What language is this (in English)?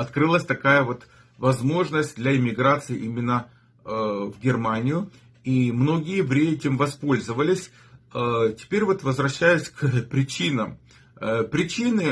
Russian